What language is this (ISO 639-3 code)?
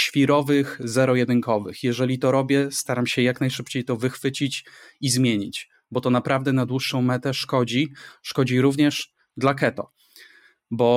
pol